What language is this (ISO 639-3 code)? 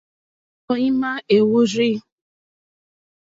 bri